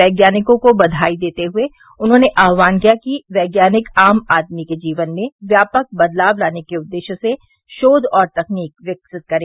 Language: Hindi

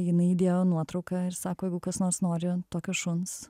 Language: Lithuanian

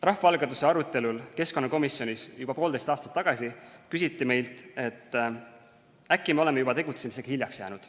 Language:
Estonian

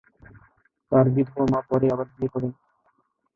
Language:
Bangla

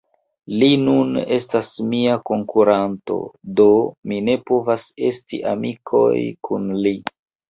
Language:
Esperanto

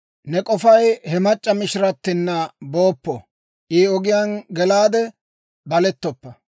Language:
Dawro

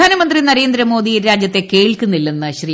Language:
Malayalam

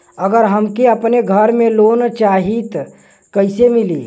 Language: Bhojpuri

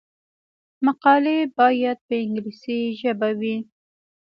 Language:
Pashto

